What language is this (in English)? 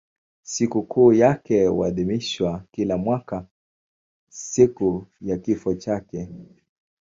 Swahili